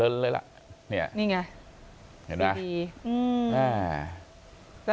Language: Thai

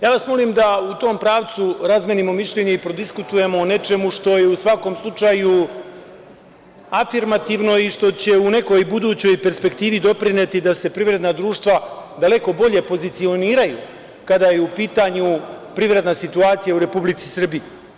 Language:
Serbian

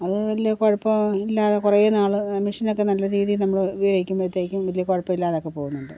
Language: Malayalam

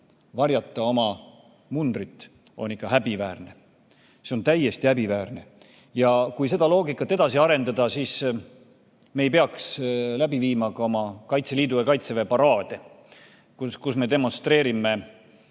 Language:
Estonian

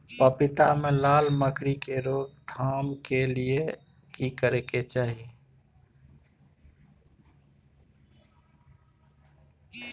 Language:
Maithili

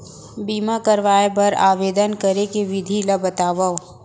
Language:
Chhattisgarhi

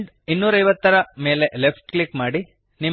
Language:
Kannada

